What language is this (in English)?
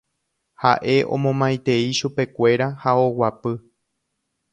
Guarani